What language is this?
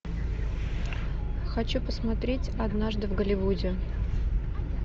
Russian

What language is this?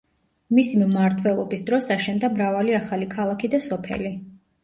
Georgian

